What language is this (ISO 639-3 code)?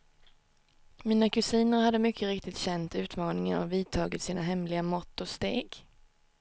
swe